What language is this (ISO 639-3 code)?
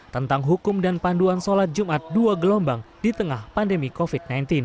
ind